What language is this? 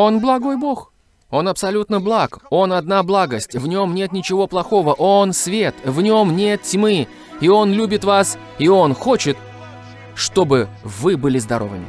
Russian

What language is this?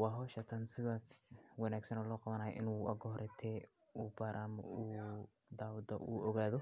Somali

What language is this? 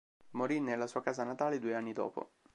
Italian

